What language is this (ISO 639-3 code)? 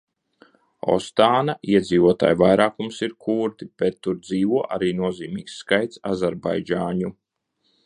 lav